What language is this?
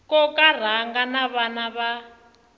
Tsonga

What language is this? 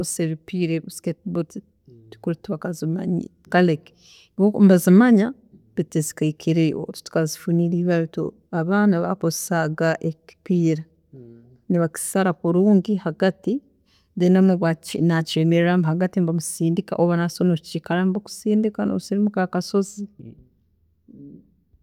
Tooro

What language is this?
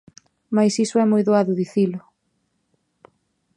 Galician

